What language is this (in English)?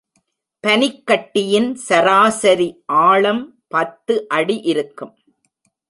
Tamil